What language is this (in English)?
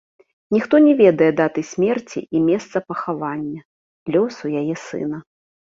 Belarusian